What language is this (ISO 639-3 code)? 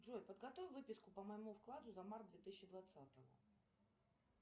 rus